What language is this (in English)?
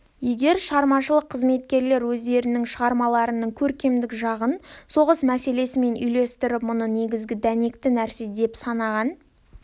Kazakh